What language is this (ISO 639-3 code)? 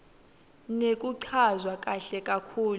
ssw